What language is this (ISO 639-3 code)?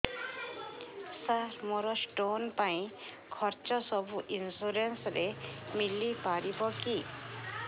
ori